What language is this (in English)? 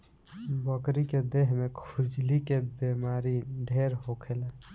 Bhojpuri